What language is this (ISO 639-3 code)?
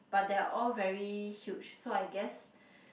eng